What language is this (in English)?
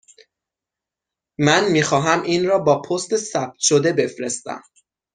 Persian